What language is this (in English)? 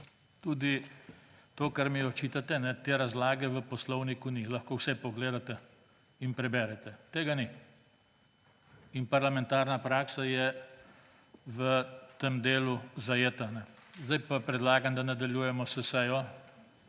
Slovenian